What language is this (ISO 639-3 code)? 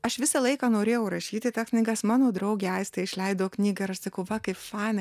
lit